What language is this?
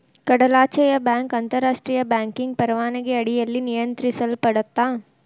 Kannada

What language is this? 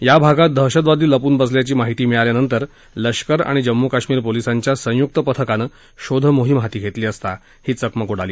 Marathi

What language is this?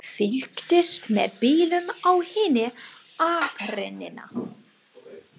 Icelandic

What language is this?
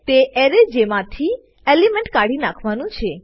Gujarati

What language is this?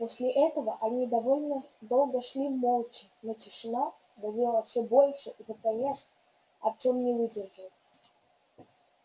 Russian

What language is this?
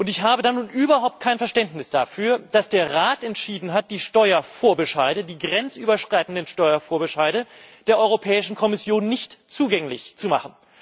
German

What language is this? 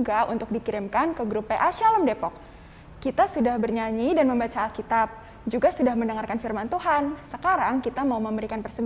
Indonesian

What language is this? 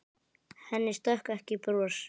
Icelandic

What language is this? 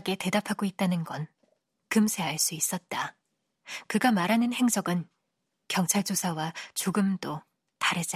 Korean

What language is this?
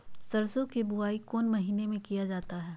Magahi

